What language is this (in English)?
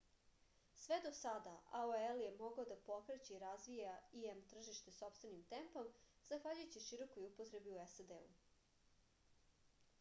Serbian